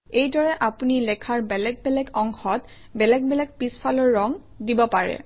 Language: Assamese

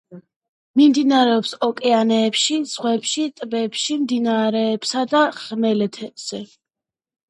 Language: Georgian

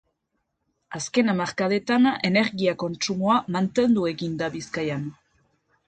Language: Basque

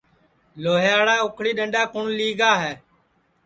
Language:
Sansi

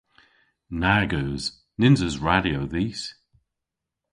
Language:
Cornish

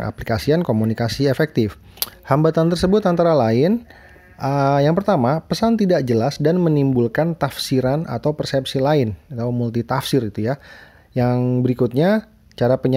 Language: Indonesian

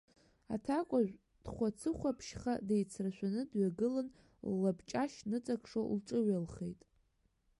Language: Abkhazian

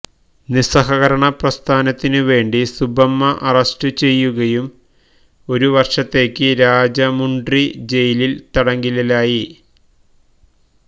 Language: Malayalam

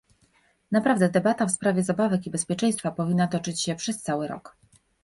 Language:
Polish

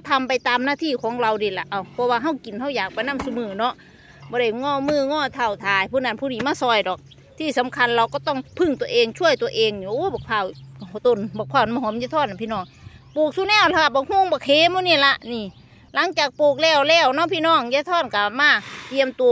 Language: Thai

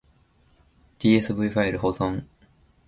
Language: Japanese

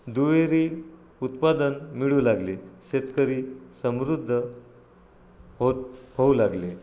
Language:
Marathi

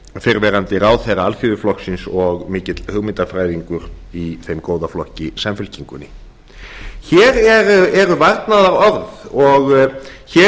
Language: Icelandic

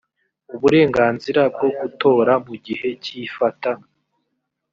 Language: Kinyarwanda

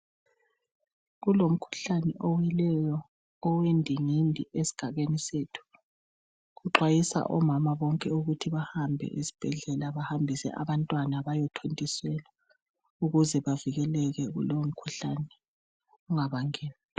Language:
North Ndebele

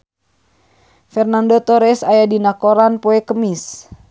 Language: Sundanese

